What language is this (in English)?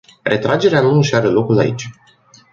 Romanian